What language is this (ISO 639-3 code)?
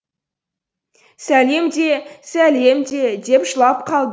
kaz